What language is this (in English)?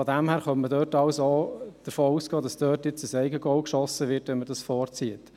Swiss German